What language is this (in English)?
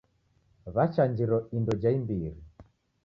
Taita